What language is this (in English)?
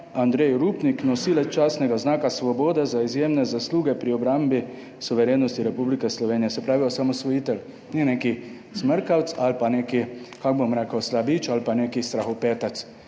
Slovenian